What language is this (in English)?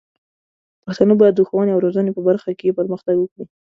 Pashto